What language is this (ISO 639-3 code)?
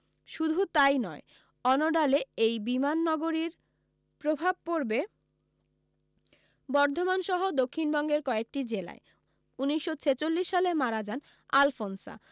ben